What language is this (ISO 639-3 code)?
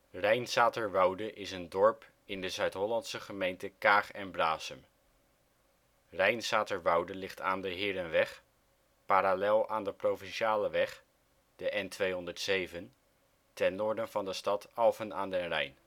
nld